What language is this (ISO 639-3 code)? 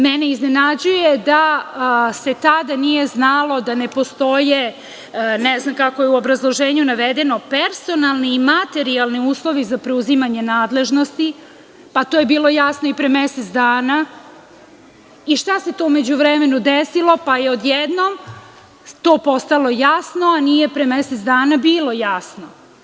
srp